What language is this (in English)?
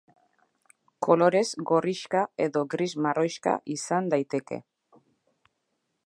Basque